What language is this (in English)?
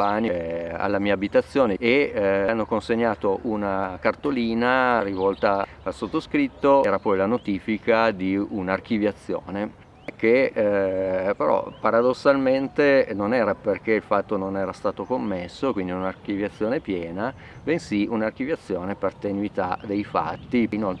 Italian